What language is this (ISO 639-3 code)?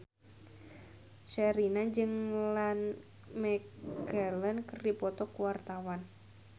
sun